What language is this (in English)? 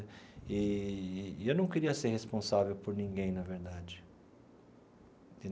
Portuguese